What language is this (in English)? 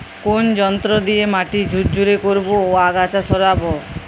Bangla